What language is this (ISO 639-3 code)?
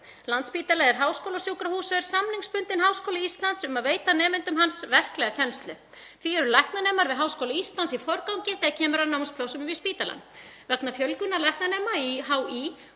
isl